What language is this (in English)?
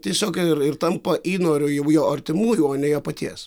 Lithuanian